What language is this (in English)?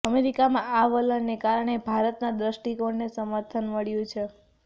Gujarati